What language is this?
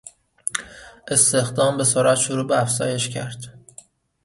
Persian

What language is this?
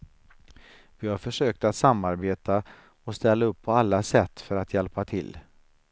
Swedish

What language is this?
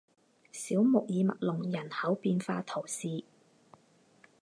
Chinese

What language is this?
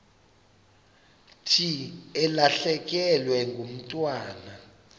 Xhosa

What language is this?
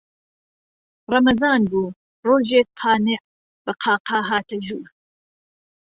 Central Kurdish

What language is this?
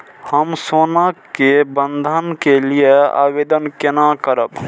Maithili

